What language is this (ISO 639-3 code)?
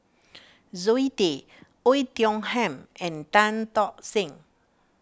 eng